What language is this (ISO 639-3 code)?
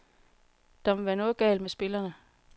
dan